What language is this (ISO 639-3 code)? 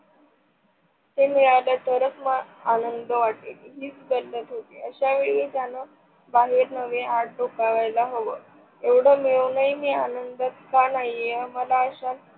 mar